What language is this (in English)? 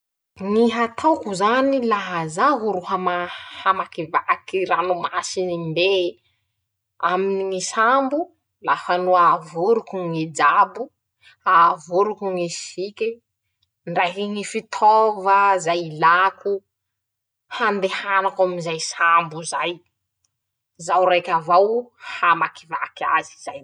Masikoro Malagasy